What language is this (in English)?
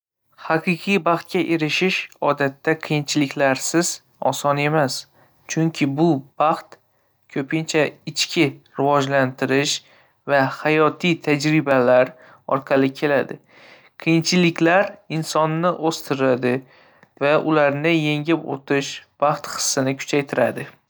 Uzbek